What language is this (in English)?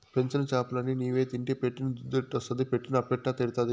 Telugu